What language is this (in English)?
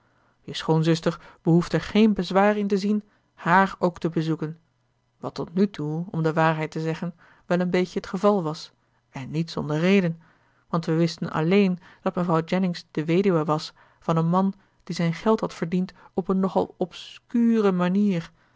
Dutch